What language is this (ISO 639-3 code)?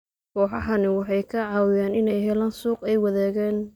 som